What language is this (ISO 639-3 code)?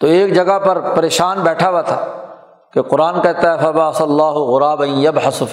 urd